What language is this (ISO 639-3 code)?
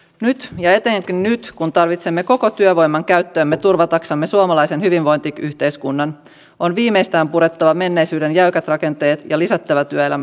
fin